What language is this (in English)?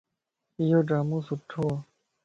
Lasi